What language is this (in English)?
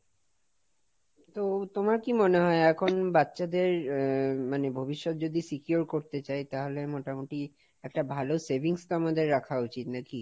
Bangla